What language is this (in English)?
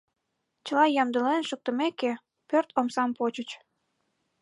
Mari